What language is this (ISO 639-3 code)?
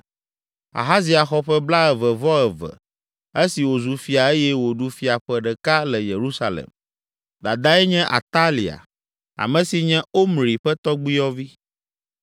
ewe